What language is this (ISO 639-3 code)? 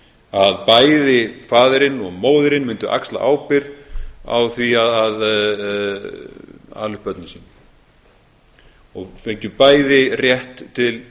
isl